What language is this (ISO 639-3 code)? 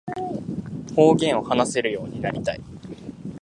jpn